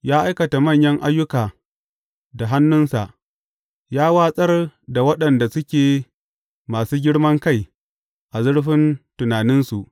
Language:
Hausa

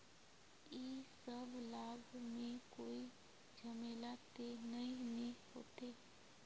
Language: Magahi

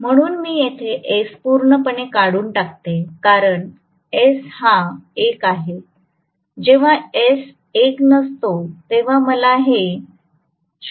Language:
Marathi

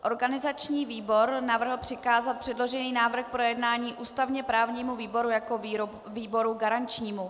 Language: Czech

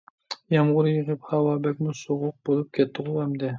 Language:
Uyghur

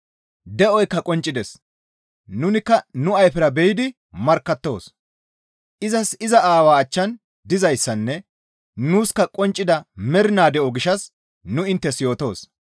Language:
Gamo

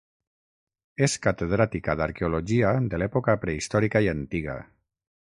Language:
Catalan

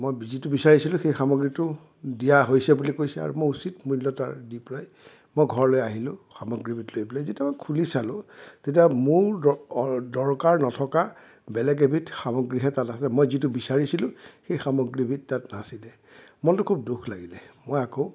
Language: Assamese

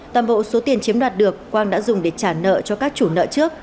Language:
Vietnamese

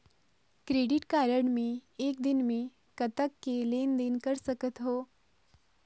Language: Chhattisgarhi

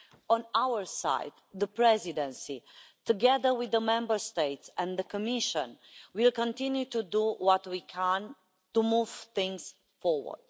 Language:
English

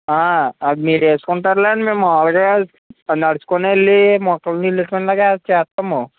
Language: Telugu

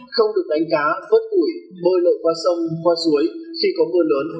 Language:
Vietnamese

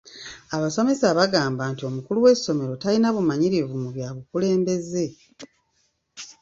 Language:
Ganda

